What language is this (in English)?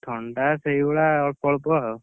Odia